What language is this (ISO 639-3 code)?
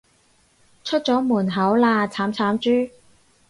yue